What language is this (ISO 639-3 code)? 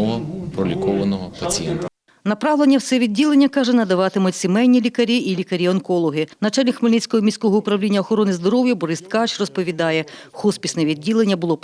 ukr